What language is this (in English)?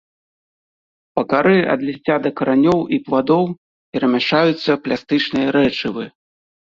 Belarusian